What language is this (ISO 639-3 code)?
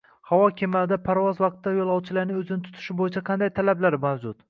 uzb